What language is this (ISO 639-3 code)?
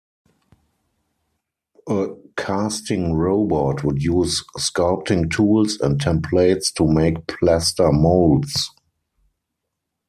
eng